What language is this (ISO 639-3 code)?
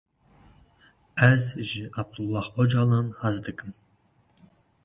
kur